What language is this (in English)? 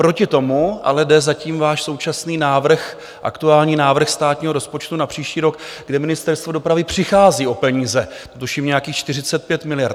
Czech